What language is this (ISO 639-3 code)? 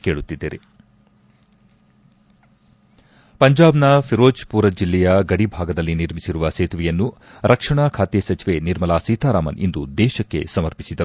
kan